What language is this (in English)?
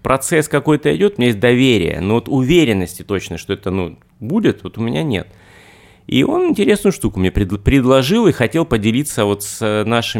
Russian